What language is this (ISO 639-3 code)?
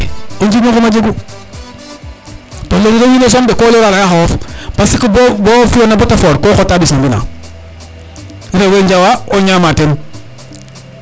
srr